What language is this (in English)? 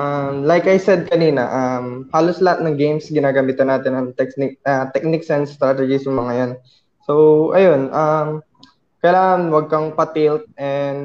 Filipino